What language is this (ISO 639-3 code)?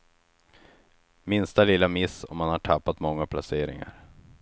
swe